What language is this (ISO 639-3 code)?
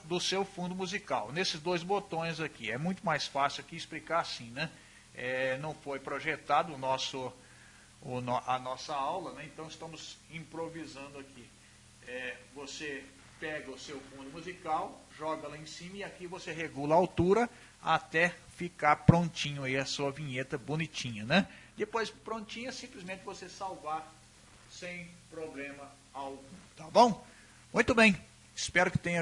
por